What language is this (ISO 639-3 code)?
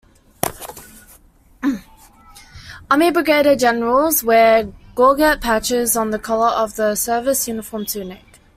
eng